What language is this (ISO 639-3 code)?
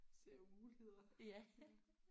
dan